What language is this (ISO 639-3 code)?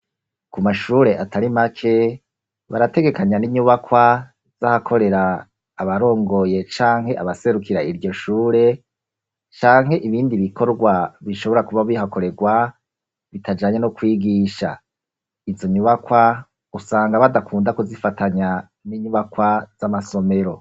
run